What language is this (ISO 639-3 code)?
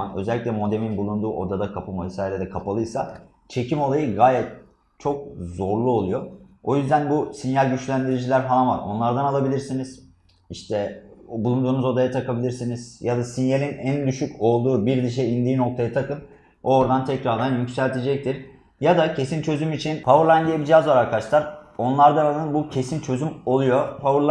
tur